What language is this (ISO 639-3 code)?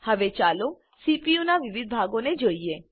guj